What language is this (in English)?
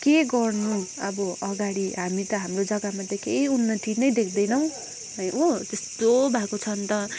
Nepali